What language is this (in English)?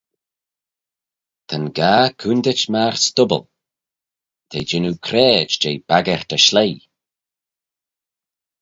Manx